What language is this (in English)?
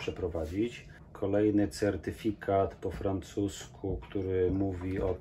Polish